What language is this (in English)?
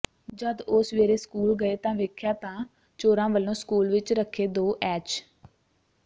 Punjabi